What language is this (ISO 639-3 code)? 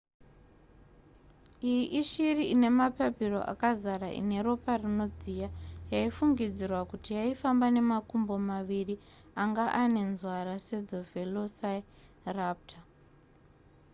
sna